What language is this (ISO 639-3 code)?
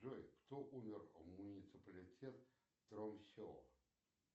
rus